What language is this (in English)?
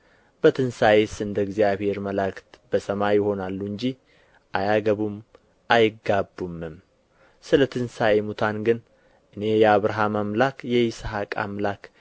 Amharic